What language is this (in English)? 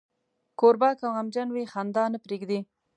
Pashto